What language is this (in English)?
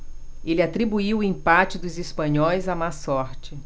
Portuguese